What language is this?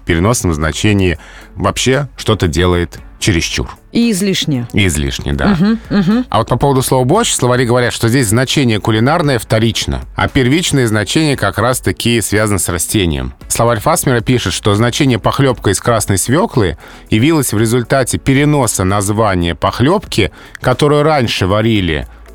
Russian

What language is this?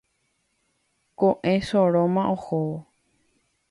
Guarani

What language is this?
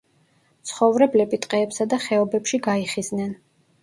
Georgian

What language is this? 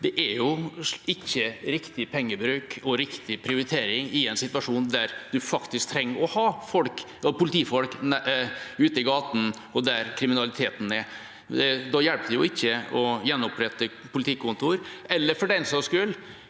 Norwegian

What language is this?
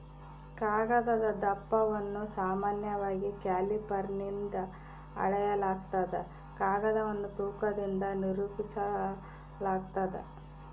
Kannada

